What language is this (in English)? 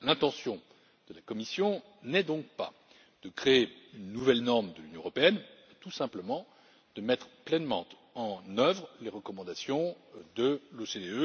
French